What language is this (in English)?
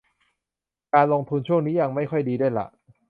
Thai